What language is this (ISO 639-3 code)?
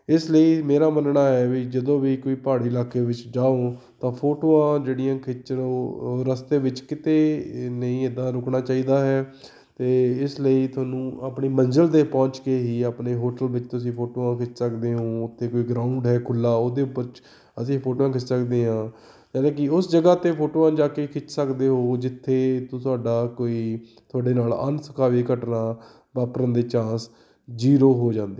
pan